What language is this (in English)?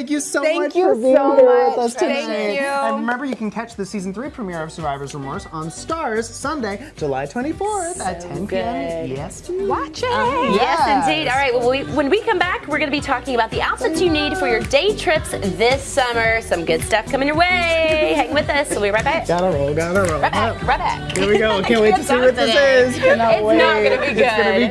English